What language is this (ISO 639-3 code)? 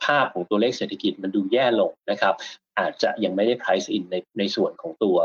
tha